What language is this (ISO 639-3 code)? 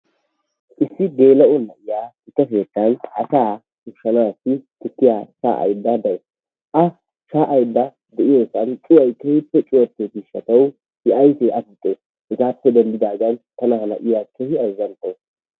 wal